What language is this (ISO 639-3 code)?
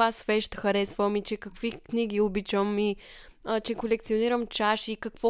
bul